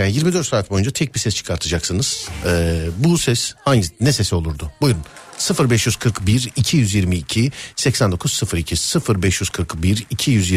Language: Turkish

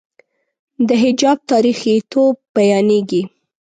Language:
Pashto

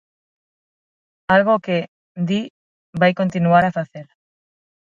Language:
Galician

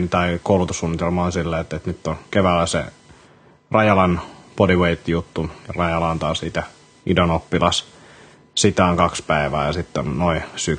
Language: Finnish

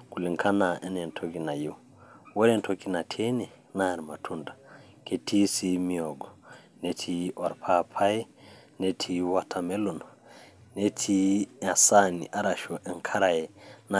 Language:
Masai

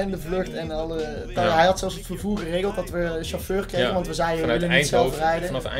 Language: Dutch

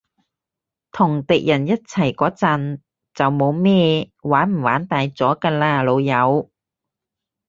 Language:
Cantonese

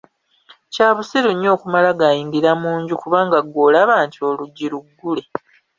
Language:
Ganda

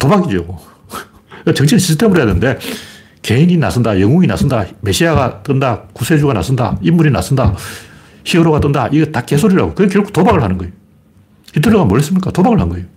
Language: Korean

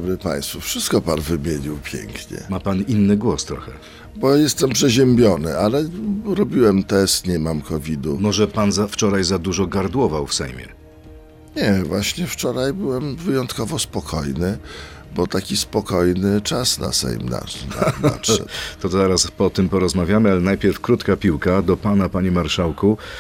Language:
Polish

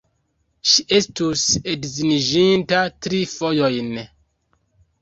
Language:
Esperanto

